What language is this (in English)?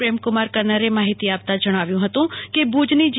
Gujarati